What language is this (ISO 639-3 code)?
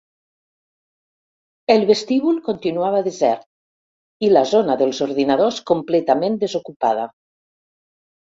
cat